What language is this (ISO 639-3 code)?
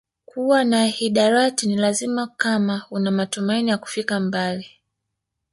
swa